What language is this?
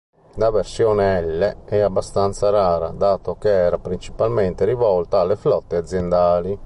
Italian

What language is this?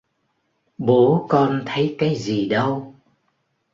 Vietnamese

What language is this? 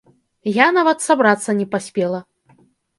Belarusian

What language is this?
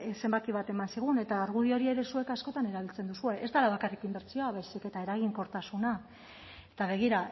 Basque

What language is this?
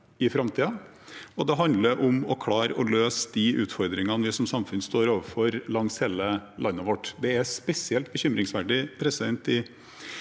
Norwegian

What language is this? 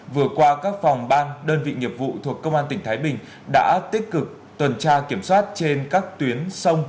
Vietnamese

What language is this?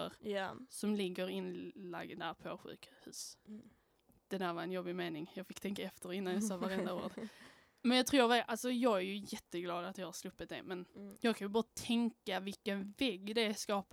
Swedish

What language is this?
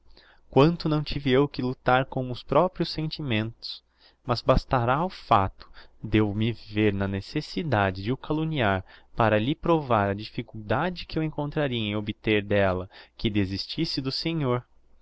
Portuguese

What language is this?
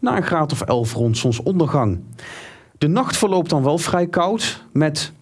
Dutch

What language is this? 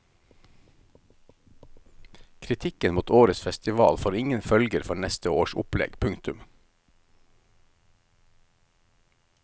Norwegian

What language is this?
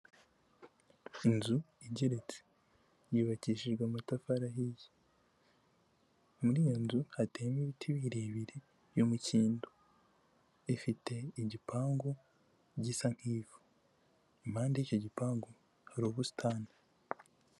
Kinyarwanda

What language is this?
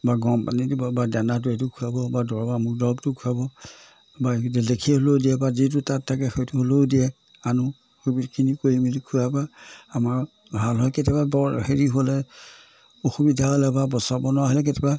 Assamese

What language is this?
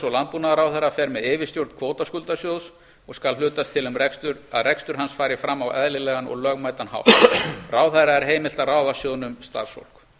Icelandic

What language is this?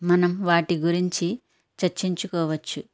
Telugu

